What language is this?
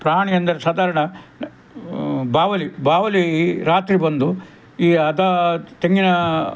Kannada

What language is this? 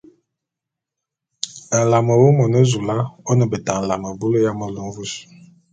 Bulu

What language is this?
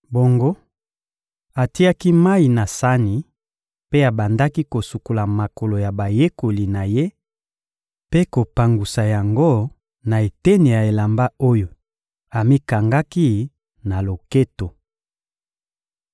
Lingala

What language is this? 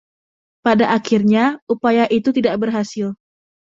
Indonesian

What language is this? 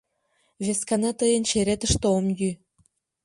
Mari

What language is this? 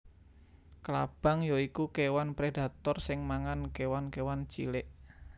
Javanese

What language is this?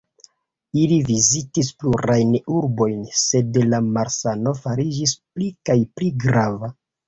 Esperanto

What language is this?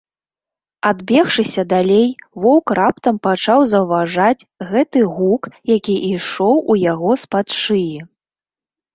Belarusian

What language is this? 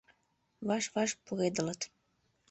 Mari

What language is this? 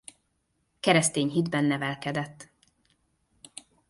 Hungarian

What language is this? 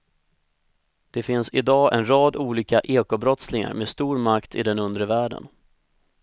Swedish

